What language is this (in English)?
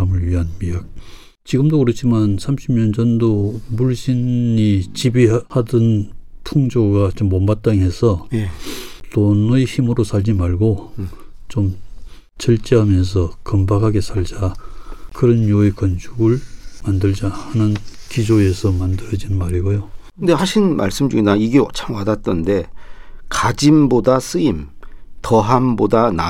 Korean